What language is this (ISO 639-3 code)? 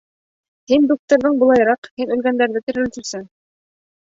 bak